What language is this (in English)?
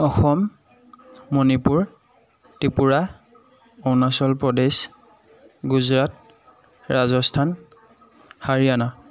Assamese